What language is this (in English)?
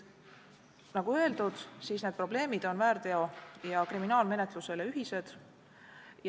Estonian